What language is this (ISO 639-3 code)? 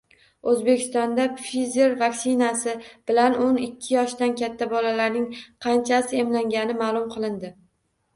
uzb